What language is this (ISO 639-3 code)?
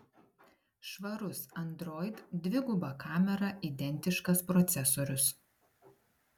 lit